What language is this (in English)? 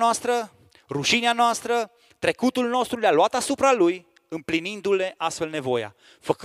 Romanian